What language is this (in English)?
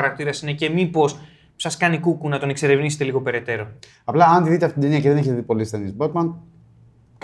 Greek